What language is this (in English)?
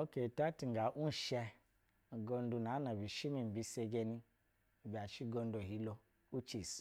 Basa (Nigeria)